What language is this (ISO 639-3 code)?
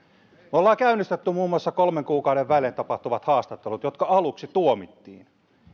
fin